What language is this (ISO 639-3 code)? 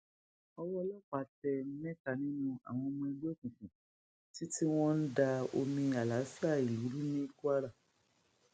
yor